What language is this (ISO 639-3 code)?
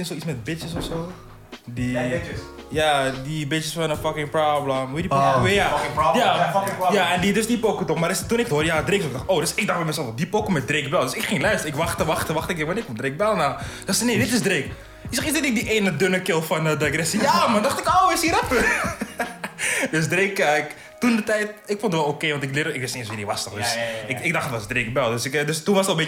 nld